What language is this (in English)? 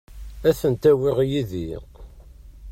Kabyle